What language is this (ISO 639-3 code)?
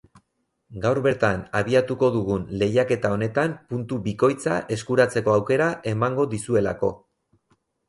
eus